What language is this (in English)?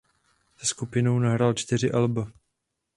Czech